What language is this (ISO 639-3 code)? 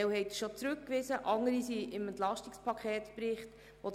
gsw